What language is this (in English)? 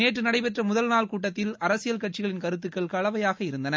Tamil